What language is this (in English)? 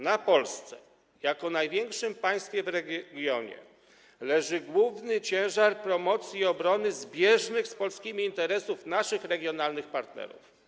Polish